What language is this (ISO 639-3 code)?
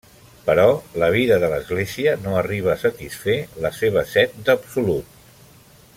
cat